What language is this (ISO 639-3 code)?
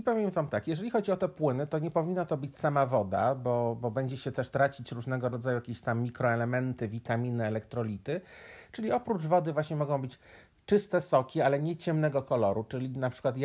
pol